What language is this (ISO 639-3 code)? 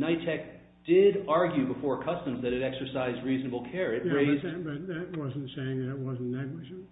eng